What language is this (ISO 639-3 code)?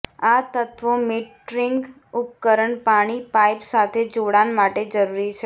guj